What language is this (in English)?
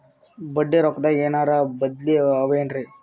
Kannada